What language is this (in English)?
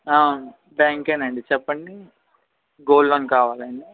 Telugu